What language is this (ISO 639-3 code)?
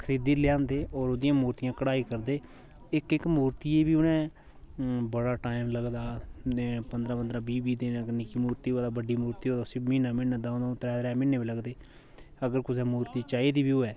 doi